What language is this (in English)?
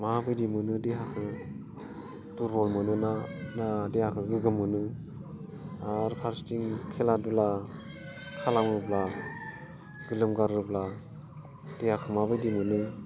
Bodo